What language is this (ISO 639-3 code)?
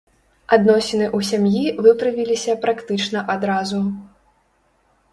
bel